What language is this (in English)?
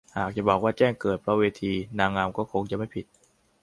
Thai